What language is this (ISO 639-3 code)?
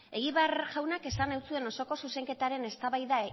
eus